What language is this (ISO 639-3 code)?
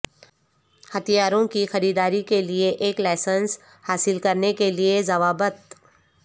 urd